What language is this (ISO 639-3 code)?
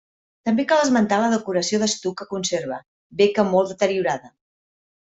cat